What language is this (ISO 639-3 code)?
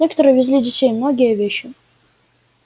rus